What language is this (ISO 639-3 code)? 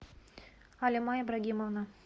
rus